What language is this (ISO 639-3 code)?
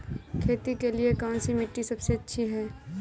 hin